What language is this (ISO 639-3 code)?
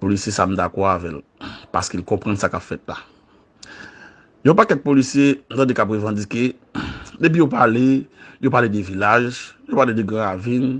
fra